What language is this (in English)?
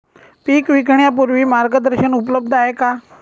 Marathi